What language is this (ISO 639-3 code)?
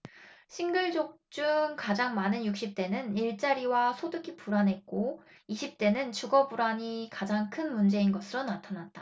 kor